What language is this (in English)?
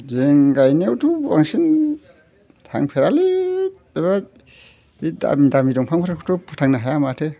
Bodo